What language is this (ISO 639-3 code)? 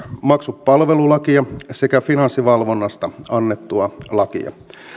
fin